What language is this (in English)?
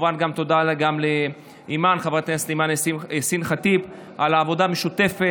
Hebrew